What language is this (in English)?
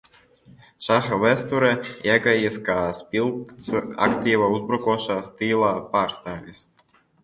Latvian